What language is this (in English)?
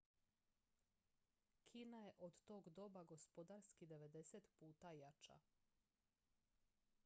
Croatian